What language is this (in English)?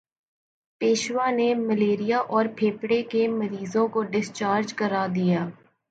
Urdu